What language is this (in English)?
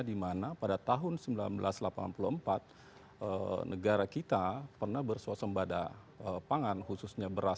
Indonesian